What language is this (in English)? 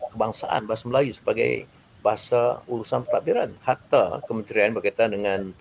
Malay